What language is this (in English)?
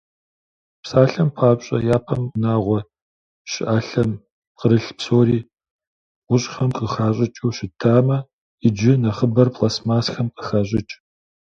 Kabardian